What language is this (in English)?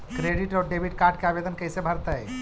Magahi